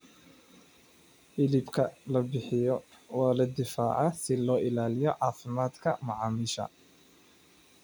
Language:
Somali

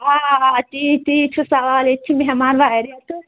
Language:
Kashmiri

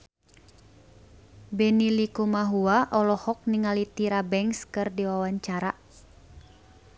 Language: Sundanese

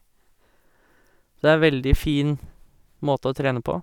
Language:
Norwegian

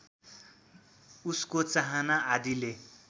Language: Nepali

